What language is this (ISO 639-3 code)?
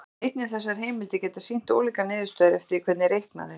isl